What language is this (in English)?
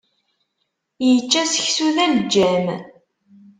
Kabyle